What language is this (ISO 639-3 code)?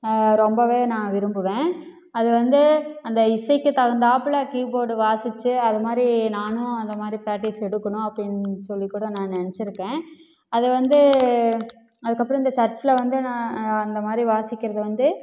tam